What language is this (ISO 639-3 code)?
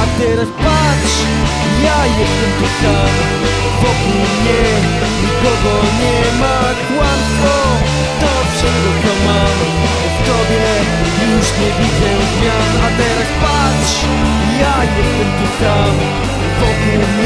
pol